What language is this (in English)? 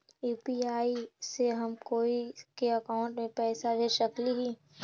Magahi